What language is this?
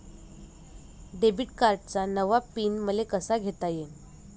Marathi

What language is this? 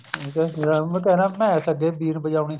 Punjabi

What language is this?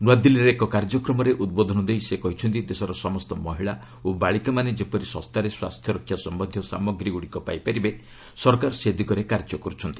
Odia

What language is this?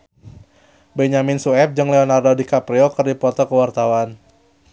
Sundanese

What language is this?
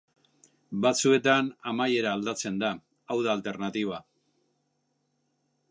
Basque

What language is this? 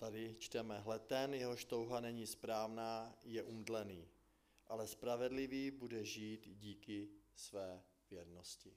Czech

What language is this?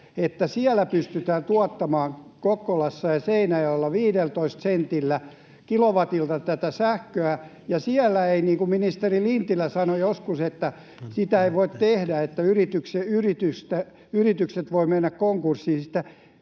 Finnish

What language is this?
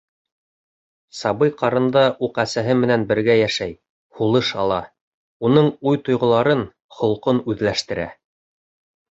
Bashkir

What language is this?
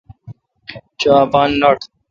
Kalkoti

